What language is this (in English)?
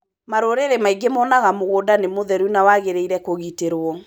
Kikuyu